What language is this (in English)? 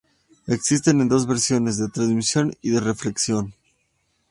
Spanish